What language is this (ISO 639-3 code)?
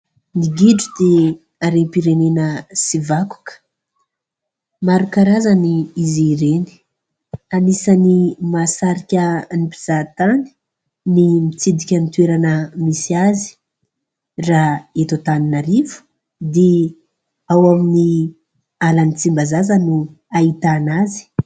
mlg